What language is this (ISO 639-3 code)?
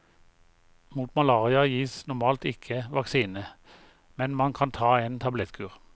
nor